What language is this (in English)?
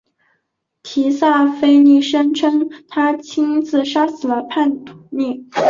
Chinese